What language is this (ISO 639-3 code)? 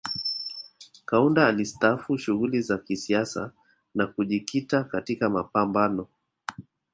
swa